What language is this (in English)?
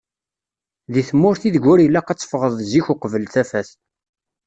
Kabyle